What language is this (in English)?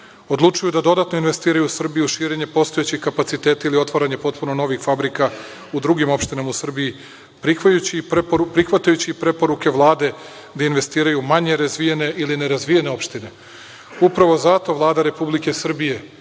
Serbian